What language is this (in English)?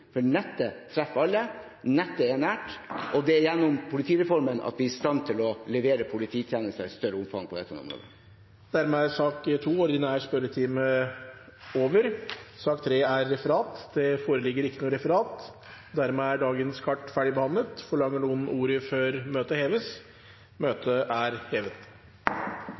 Norwegian